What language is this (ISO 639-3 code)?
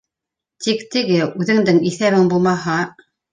bak